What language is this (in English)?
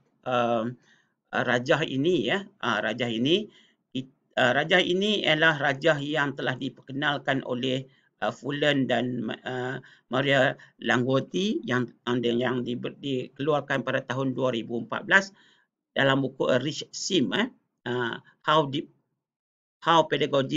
Malay